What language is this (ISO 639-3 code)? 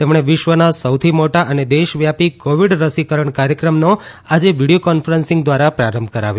guj